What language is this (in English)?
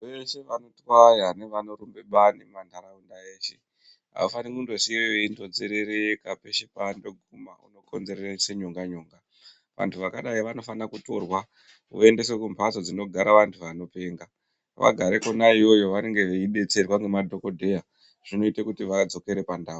Ndau